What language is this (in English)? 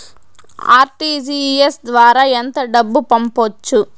Telugu